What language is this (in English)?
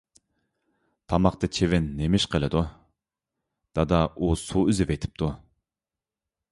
Uyghur